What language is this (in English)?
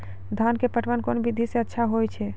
Maithili